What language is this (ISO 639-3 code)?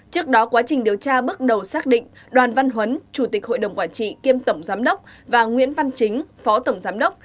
vie